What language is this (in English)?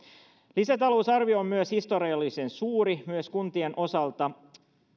Finnish